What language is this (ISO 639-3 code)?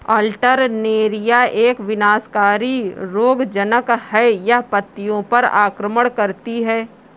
hin